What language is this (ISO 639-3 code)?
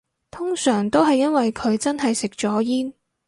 yue